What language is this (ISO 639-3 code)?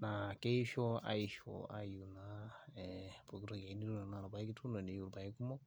mas